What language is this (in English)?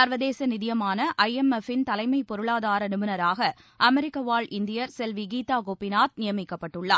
Tamil